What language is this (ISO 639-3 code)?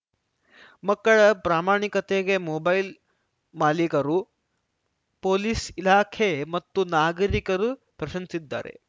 kan